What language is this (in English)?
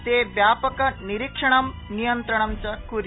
Sanskrit